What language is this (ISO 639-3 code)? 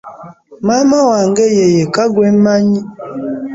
lug